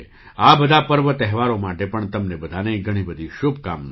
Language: Gujarati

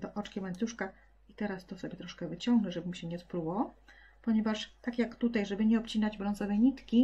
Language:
Polish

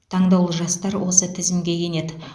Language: Kazakh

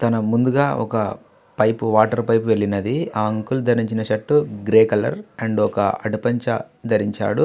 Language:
Telugu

